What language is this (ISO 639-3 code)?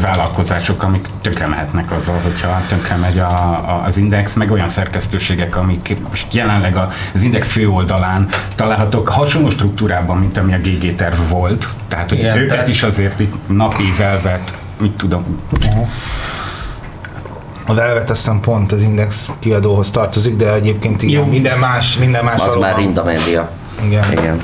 hun